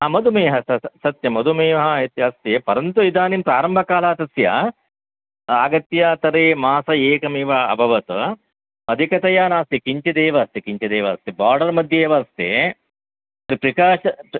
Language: Sanskrit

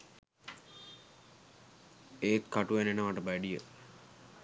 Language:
Sinhala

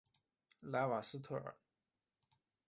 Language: Chinese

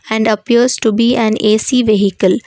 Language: English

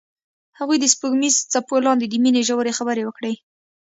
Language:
Pashto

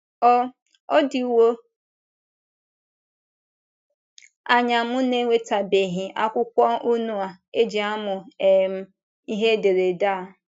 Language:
Igbo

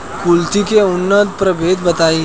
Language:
Bhojpuri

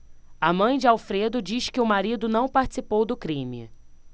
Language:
Portuguese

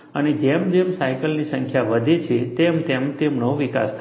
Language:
Gujarati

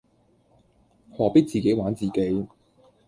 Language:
Cantonese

